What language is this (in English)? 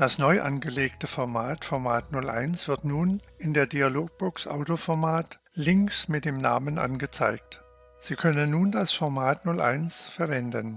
German